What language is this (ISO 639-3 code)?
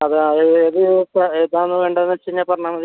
mal